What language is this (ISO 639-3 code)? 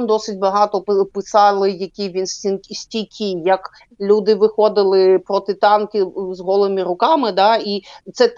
ukr